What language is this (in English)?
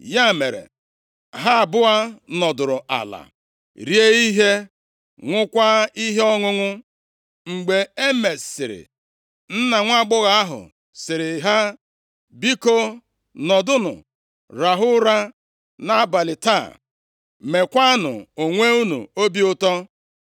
Igbo